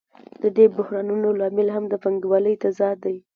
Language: Pashto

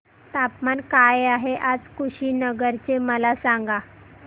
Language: Marathi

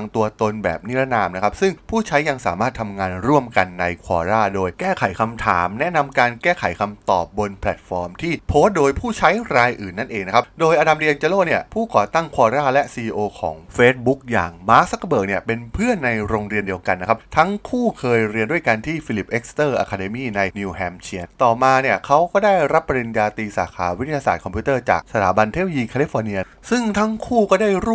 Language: Thai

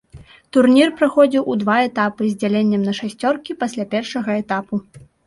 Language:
Belarusian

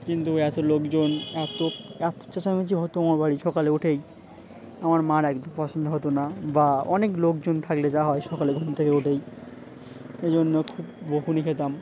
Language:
Bangla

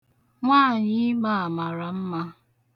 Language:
Igbo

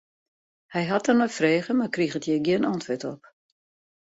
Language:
Western Frisian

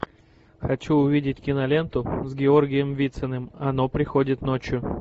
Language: Russian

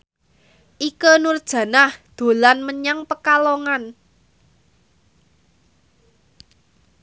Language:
Javanese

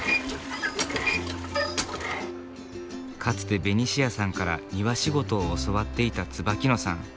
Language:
Japanese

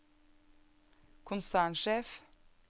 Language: Norwegian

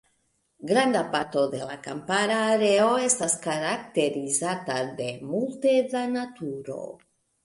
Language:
Esperanto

